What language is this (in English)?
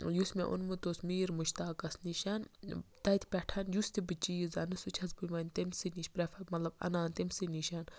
Kashmiri